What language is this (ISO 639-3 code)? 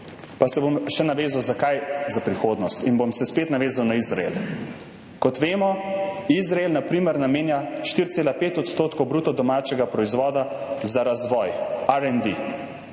slv